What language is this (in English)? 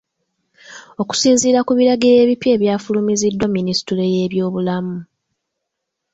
Ganda